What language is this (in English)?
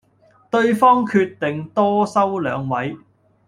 Cantonese